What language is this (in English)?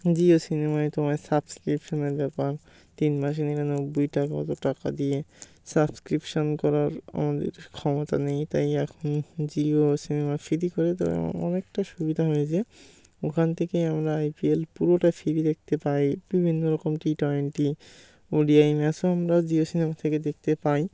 Bangla